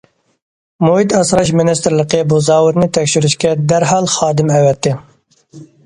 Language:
Uyghur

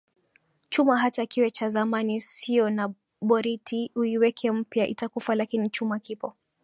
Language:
Swahili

